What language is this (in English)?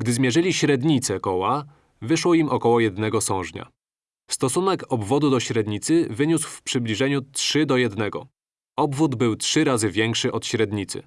Polish